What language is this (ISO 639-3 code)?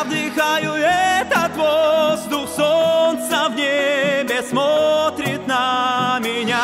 rus